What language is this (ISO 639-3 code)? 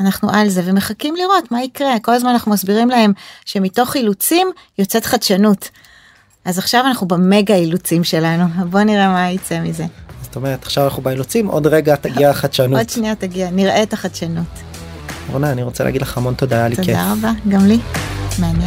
heb